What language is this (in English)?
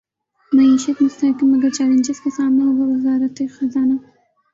Urdu